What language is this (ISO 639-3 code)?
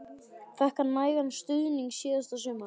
isl